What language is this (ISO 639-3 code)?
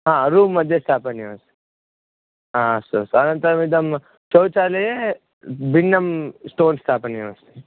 san